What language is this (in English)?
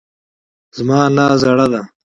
Pashto